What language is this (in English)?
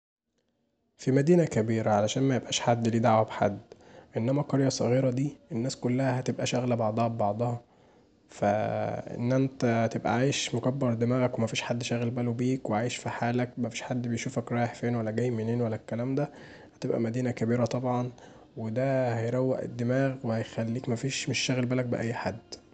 Egyptian Arabic